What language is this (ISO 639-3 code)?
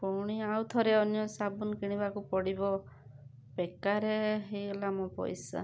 ori